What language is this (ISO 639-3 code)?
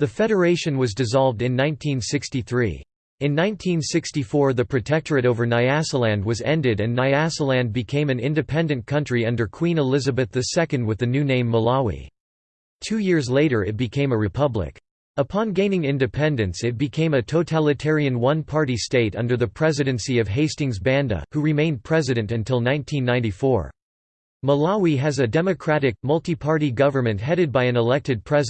eng